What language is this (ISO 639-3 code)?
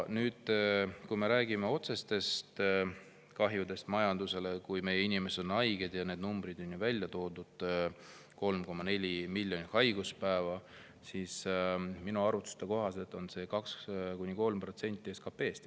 est